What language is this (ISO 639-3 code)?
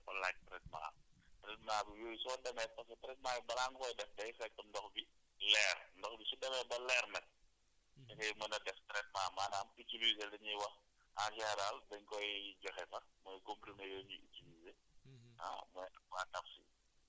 wol